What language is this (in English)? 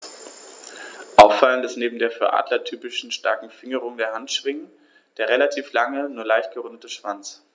German